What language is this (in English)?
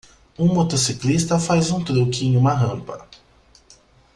Portuguese